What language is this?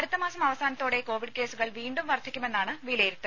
Malayalam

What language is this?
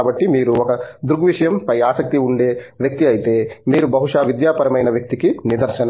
Telugu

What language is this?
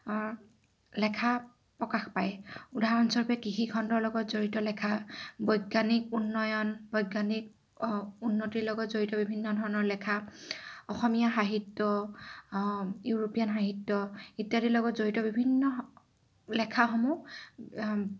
Assamese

